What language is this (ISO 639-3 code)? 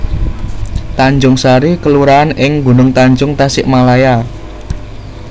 jav